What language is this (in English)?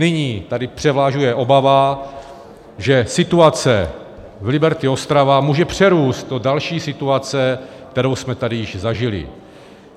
Czech